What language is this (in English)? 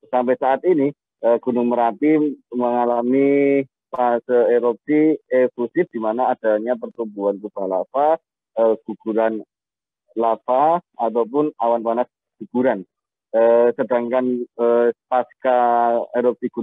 Indonesian